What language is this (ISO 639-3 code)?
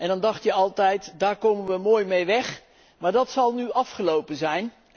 nld